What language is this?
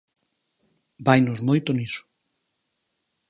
Galician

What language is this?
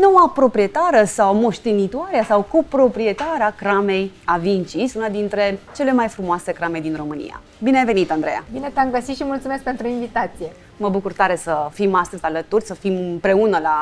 Romanian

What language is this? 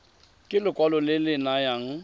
Tswana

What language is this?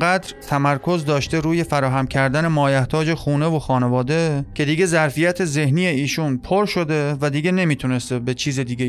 Persian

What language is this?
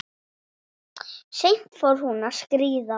Icelandic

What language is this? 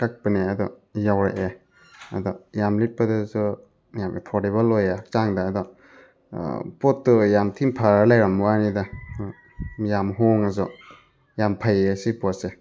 Manipuri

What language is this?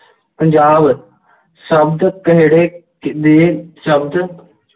Punjabi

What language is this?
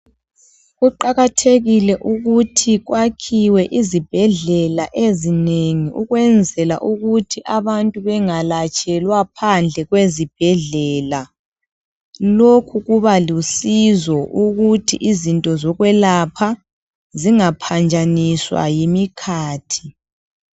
North Ndebele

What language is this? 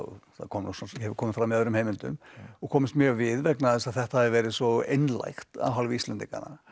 Icelandic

